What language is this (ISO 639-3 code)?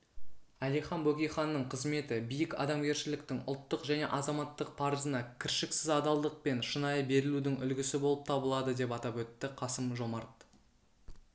kaz